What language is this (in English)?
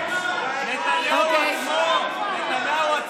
Hebrew